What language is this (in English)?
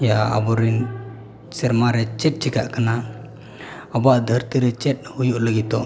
Santali